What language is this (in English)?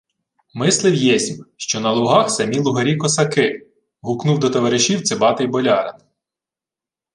Ukrainian